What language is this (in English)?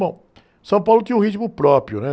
Portuguese